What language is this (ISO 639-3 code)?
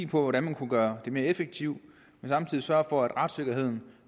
dan